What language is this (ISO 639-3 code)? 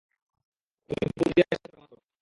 ben